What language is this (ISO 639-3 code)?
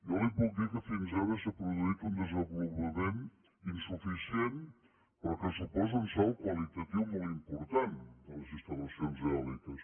cat